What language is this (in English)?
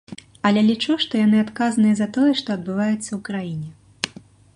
Belarusian